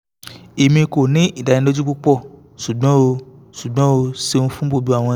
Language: Yoruba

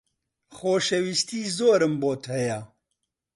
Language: Central Kurdish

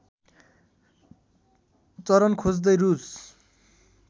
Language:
Nepali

